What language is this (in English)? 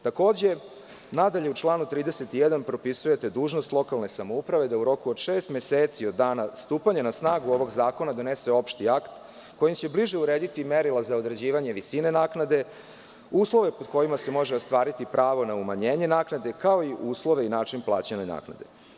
Serbian